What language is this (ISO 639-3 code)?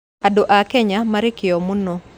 kik